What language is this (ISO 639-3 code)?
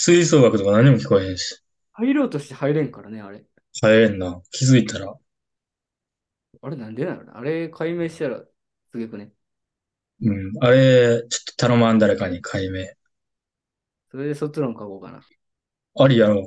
jpn